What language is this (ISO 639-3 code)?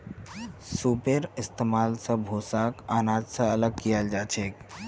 mag